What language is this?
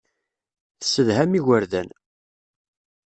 Kabyle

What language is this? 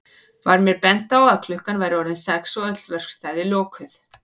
Icelandic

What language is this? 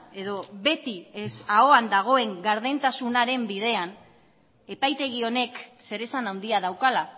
Basque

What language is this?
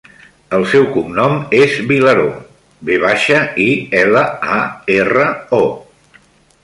Catalan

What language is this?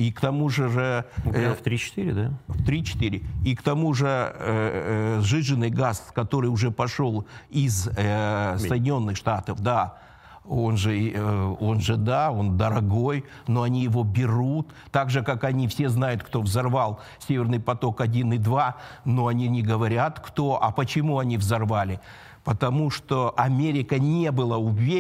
Russian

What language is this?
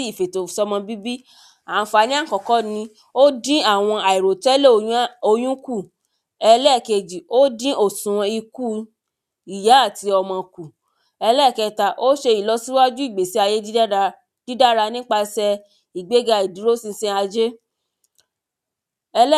Yoruba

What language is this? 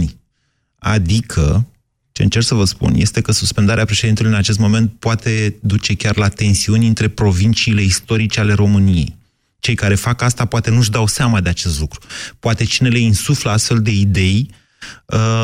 Romanian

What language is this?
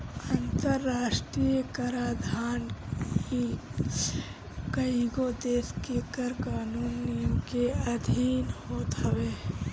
Bhojpuri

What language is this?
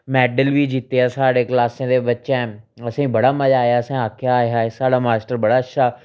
Dogri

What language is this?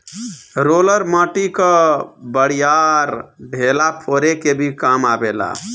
Bhojpuri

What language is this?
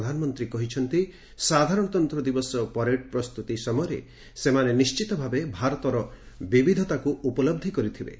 Odia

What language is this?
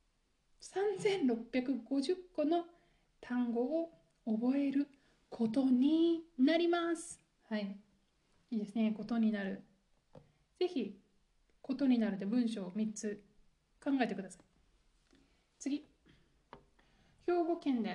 Japanese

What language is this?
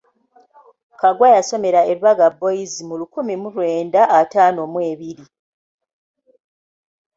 Ganda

